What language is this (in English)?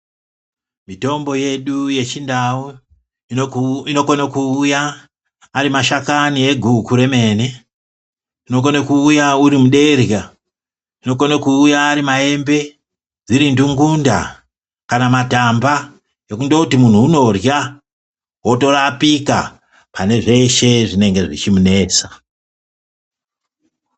Ndau